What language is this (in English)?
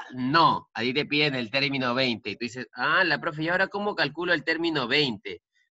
Spanish